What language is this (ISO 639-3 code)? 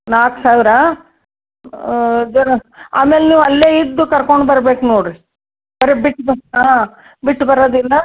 kan